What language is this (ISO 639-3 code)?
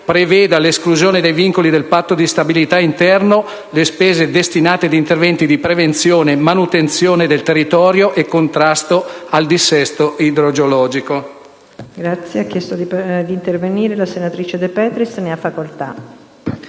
ita